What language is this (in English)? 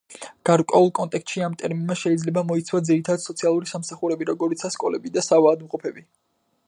Georgian